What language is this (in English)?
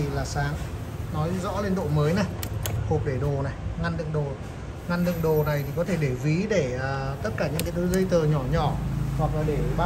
Vietnamese